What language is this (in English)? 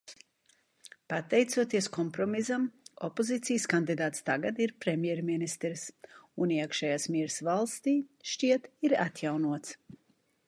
Latvian